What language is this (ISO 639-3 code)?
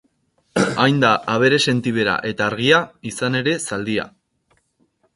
eus